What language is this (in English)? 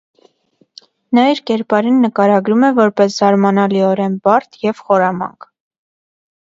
Armenian